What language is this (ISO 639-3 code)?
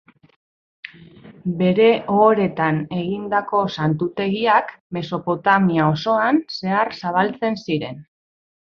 eus